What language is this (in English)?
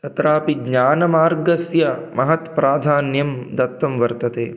Sanskrit